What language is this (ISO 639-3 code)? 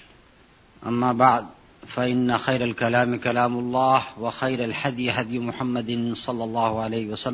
urd